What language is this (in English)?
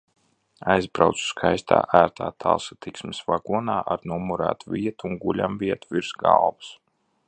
Latvian